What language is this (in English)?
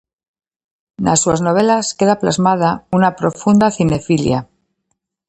Galician